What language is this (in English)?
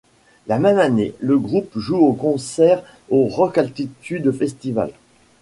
French